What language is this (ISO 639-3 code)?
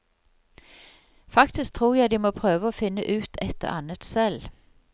nor